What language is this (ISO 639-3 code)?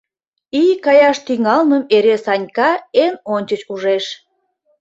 chm